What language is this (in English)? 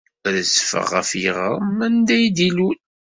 Kabyle